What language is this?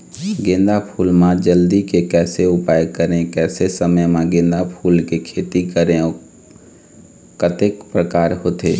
Chhattisgarhi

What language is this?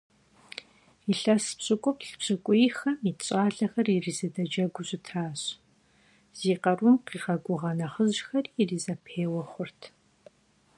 Kabardian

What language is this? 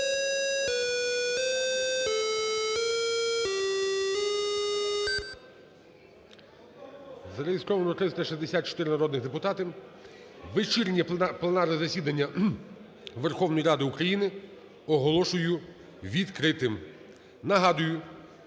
Ukrainian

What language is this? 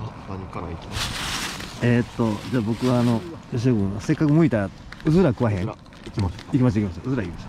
Japanese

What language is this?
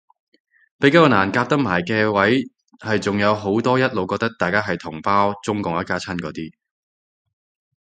Cantonese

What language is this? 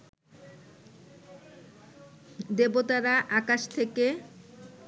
Bangla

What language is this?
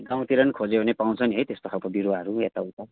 Nepali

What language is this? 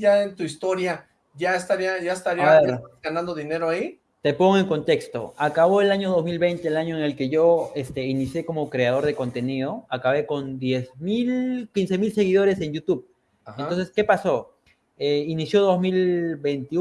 Spanish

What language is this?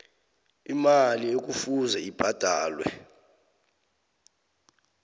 South Ndebele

